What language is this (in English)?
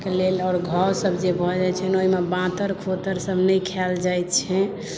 Maithili